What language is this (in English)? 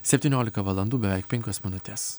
Lithuanian